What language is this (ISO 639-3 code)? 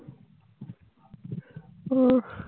ben